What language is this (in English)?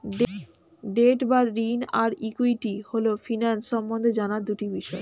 Bangla